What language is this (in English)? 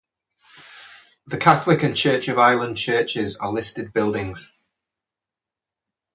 English